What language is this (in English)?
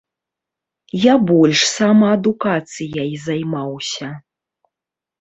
Belarusian